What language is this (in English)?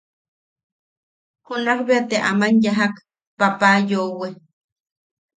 Yaqui